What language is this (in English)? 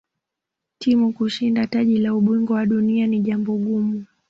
Swahili